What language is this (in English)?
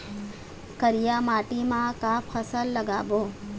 Chhattisgarhi